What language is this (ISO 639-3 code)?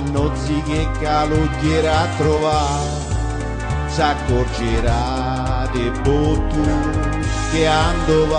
ell